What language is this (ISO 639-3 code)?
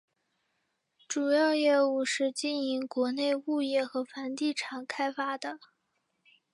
zho